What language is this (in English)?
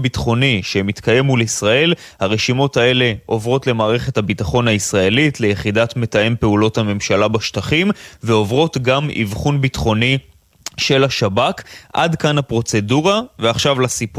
Hebrew